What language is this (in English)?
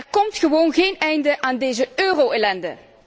Dutch